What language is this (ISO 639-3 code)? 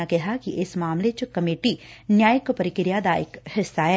pan